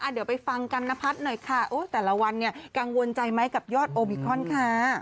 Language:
Thai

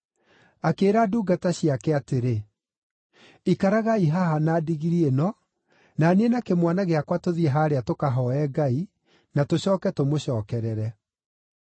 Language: Kikuyu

